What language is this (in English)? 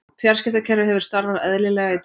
Icelandic